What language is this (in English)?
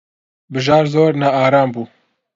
Central Kurdish